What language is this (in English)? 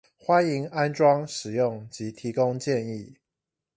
Chinese